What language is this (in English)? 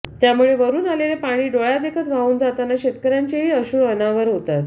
Marathi